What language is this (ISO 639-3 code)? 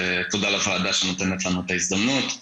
heb